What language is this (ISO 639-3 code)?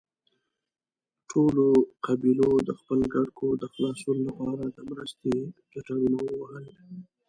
pus